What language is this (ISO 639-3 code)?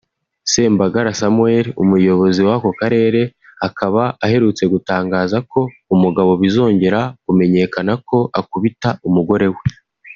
kin